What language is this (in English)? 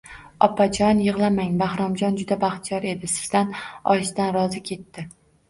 Uzbek